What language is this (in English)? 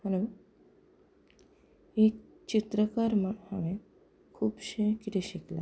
Konkani